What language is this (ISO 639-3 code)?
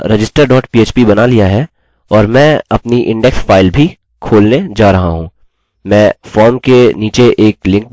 hin